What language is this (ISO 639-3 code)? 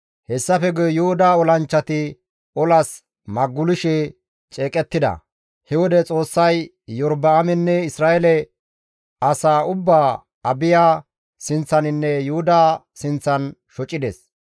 gmv